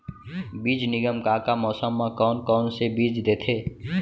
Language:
Chhattisgarhi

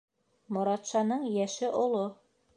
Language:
Bashkir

